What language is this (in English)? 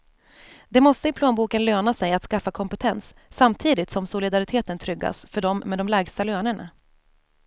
Swedish